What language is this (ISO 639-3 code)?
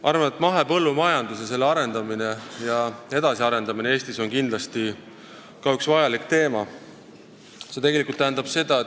est